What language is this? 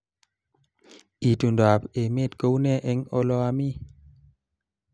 Kalenjin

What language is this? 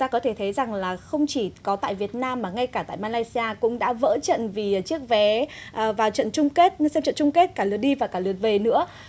Vietnamese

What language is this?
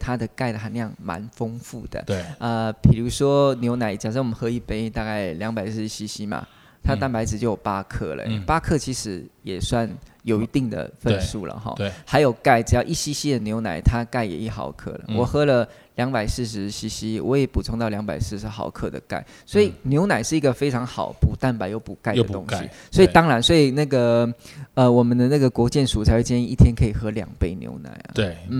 Chinese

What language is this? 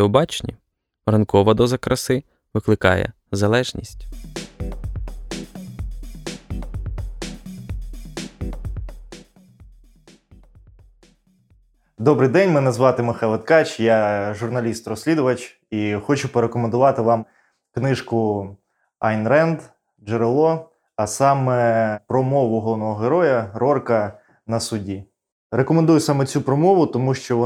Ukrainian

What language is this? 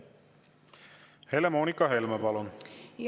Estonian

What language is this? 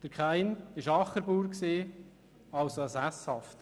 Swiss German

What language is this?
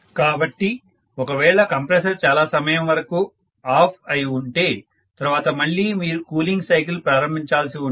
Telugu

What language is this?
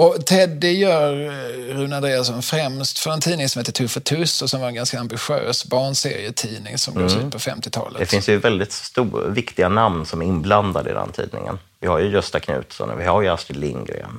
Swedish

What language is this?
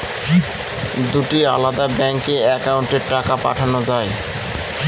Bangla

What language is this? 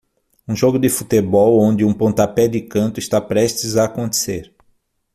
Portuguese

